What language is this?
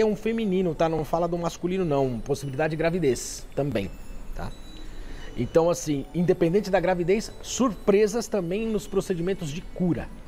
Portuguese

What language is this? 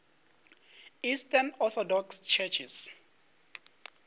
Northern Sotho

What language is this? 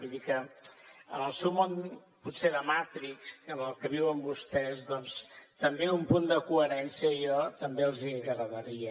Catalan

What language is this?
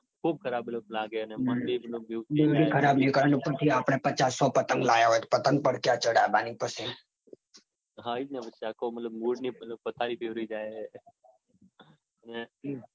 Gujarati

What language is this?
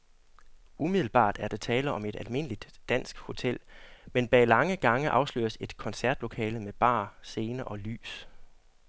Danish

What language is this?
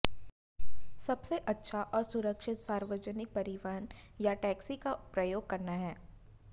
Hindi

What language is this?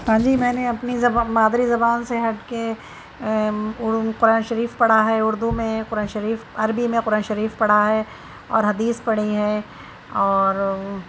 Urdu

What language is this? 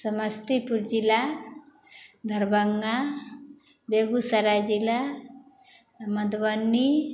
Maithili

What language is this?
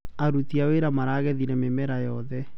Kikuyu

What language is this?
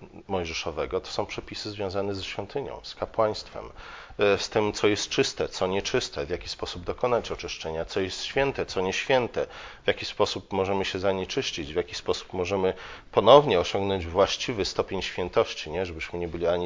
Polish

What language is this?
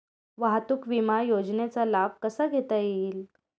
Marathi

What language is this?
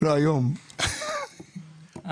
Hebrew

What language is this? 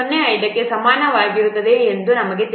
Kannada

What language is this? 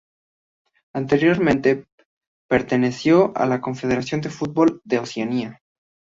Spanish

